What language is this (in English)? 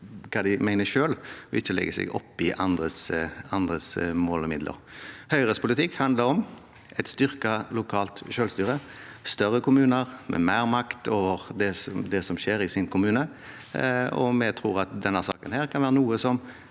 Norwegian